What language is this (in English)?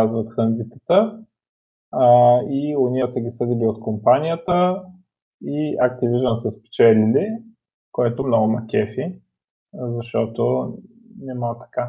Bulgarian